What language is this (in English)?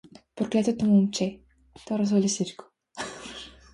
Bulgarian